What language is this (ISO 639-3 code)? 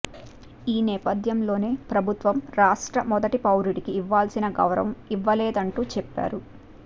tel